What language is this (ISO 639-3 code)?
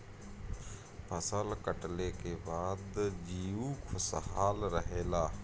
bho